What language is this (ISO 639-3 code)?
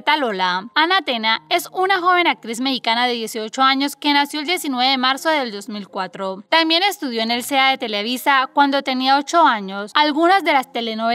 spa